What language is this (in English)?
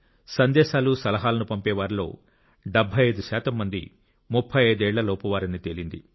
Telugu